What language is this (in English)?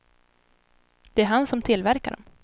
Swedish